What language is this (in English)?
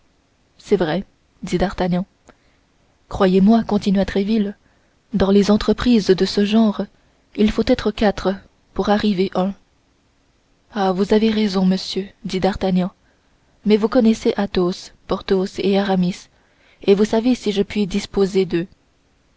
French